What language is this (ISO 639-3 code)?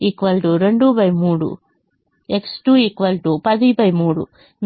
tel